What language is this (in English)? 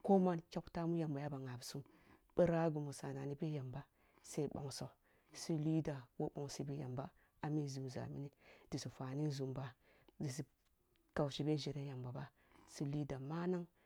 Kulung (Nigeria)